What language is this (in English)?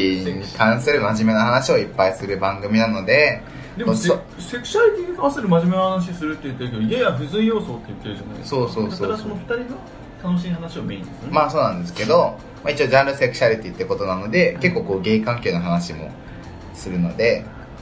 Japanese